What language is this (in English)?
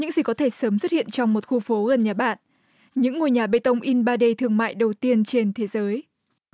Vietnamese